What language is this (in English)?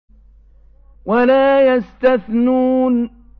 Arabic